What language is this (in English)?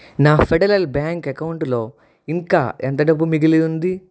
Telugu